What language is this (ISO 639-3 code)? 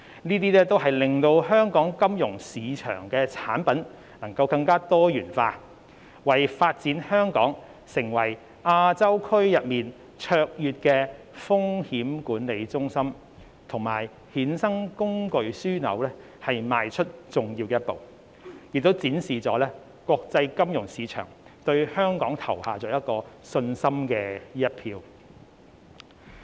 yue